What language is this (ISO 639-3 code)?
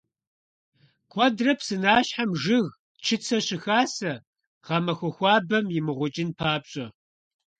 kbd